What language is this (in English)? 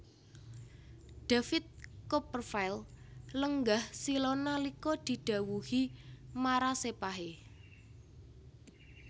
Javanese